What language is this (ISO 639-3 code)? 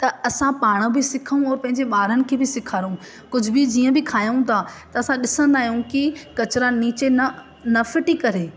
snd